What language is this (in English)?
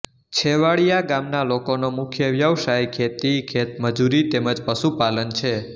Gujarati